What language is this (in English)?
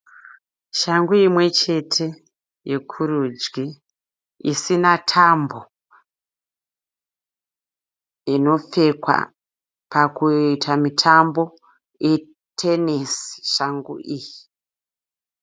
Shona